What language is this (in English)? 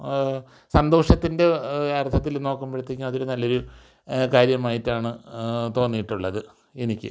Malayalam